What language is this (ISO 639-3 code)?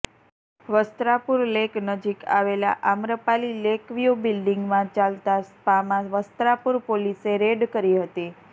guj